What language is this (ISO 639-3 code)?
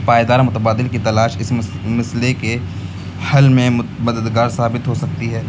urd